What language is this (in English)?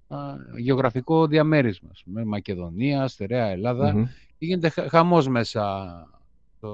Greek